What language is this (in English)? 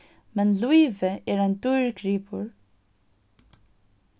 Faroese